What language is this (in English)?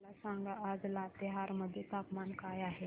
Marathi